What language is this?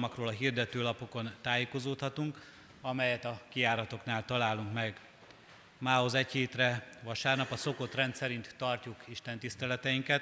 Hungarian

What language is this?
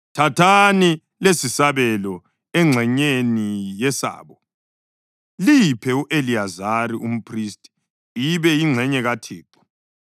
North Ndebele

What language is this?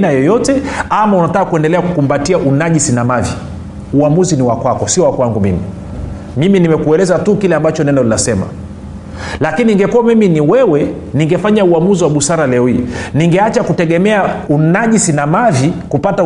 Swahili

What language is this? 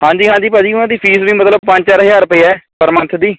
Punjabi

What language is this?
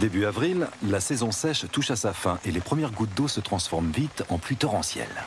French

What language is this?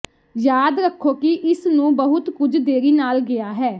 Punjabi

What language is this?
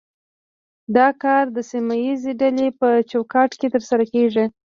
Pashto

